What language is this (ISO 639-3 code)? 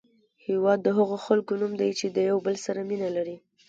pus